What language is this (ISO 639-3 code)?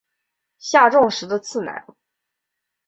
zho